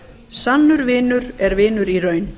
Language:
Icelandic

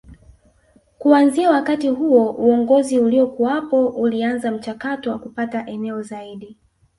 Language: Swahili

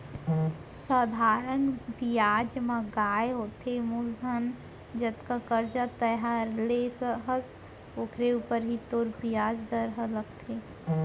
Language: Chhattisgarhi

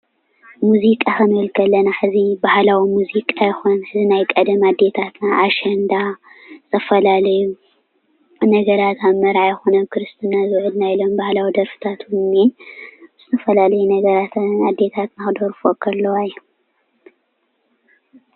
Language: Tigrinya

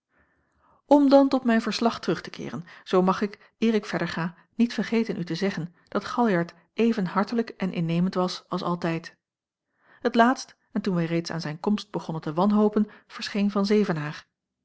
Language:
Dutch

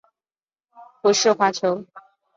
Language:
Chinese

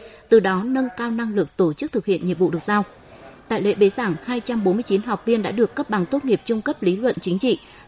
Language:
Vietnamese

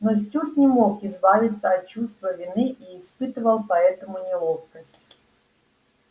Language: Russian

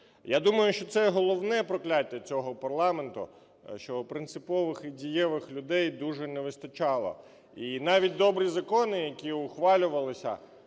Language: Ukrainian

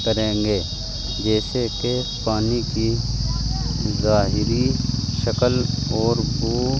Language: Urdu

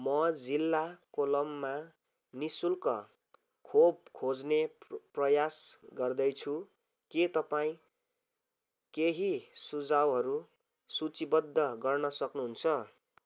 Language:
Nepali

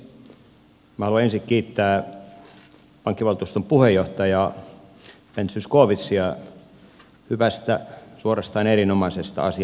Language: Finnish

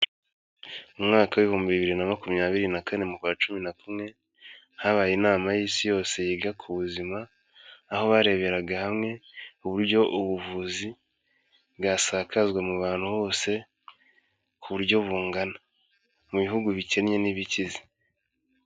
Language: Kinyarwanda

